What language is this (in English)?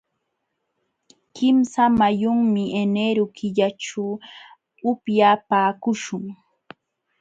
Jauja Wanca Quechua